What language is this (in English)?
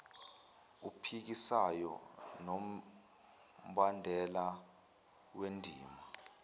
Zulu